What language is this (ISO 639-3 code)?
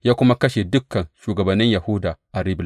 hau